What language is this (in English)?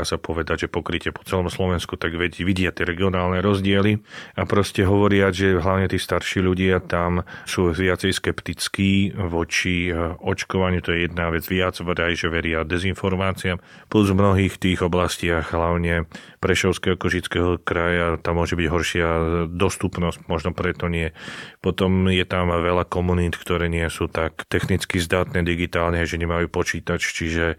Slovak